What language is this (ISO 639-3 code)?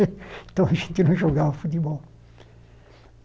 por